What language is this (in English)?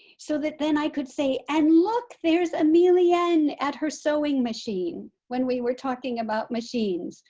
English